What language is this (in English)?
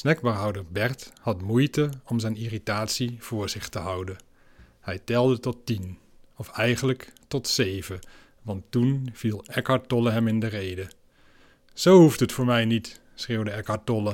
Dutch